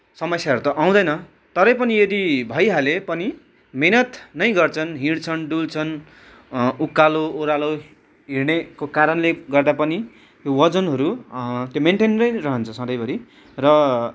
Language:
Nepali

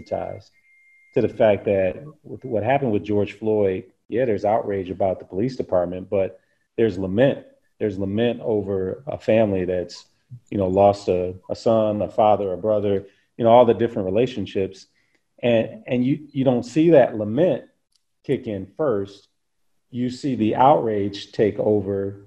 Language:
English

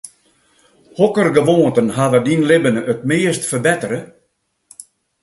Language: Western Frisian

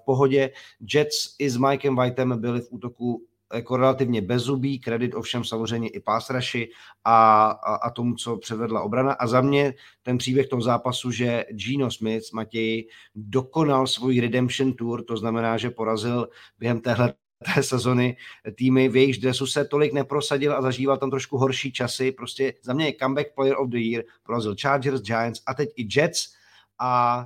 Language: Czech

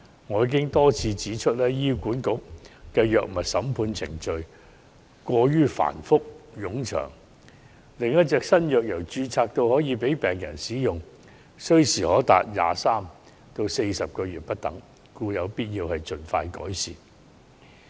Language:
Cantonese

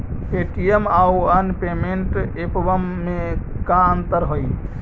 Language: Magahi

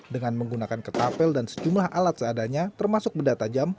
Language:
Indonesian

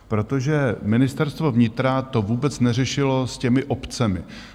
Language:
Czech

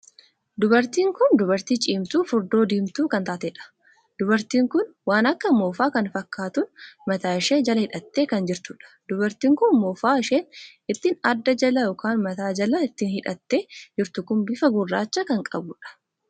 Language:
Oromo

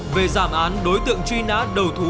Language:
Vietnamese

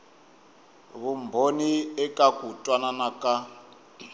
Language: Tsonga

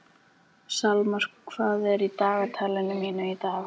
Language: Icelandic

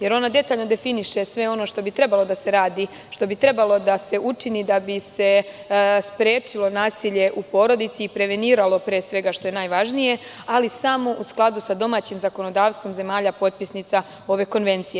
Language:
Serbian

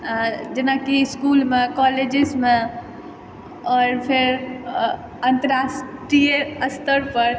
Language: Maithili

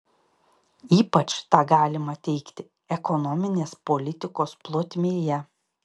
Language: Lithuanian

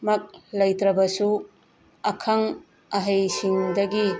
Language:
Manipuri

